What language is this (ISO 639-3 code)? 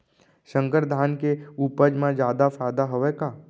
hne